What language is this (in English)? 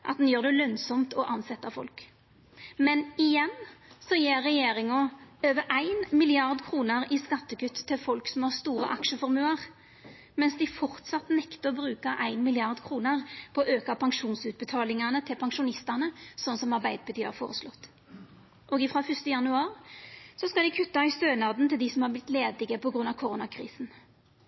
Norwegian Nynorsk